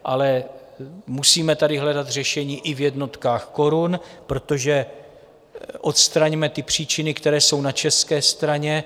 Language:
Czech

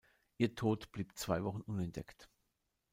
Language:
German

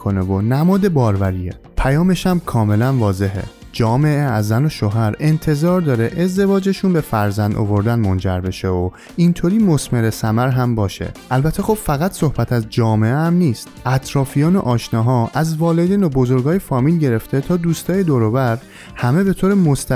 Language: Persian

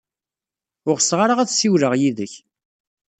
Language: Kabyle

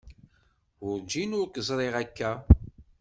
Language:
Kabyle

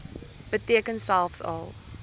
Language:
Afrikaans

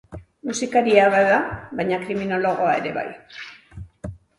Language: Basque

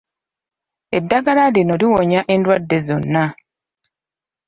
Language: Ganda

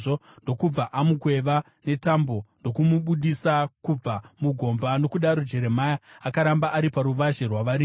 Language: Shona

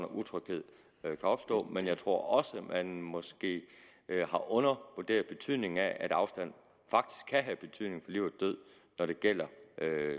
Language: Danish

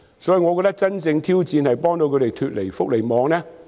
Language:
Cantonese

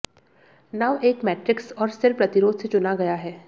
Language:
Hindi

